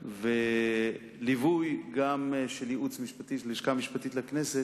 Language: Hebrew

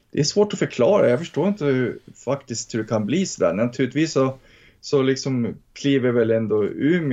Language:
Swedish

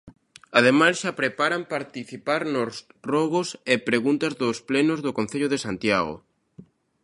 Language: Galician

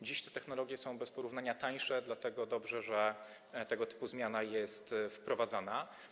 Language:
Polish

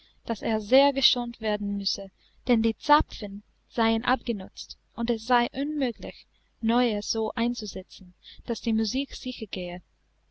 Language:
German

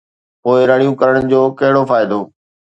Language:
Sindhi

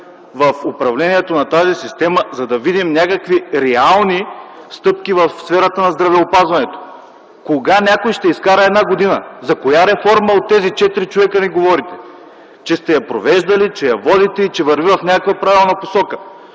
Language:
Bulgarian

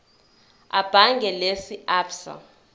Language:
Zulu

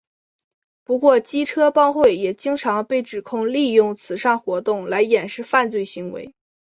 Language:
Chinese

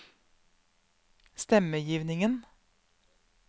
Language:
Norwegian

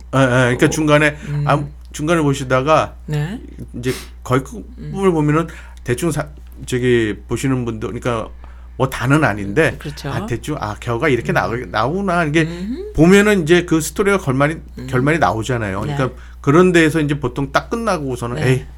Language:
Korean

